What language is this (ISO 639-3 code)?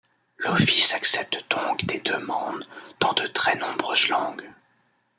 fra